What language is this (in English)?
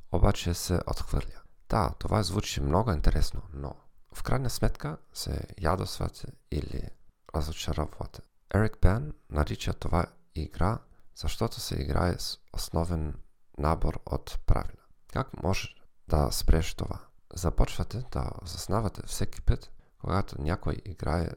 Bulgarian